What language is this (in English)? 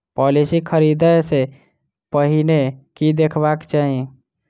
Maithili